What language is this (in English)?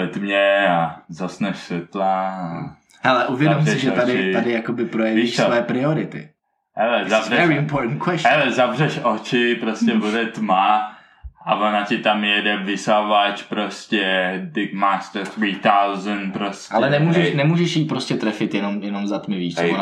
Czech